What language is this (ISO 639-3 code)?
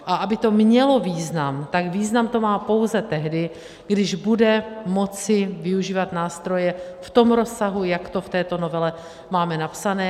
ces